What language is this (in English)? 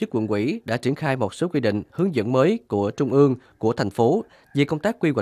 Vietnamese